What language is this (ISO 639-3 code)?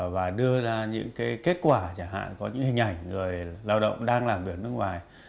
vie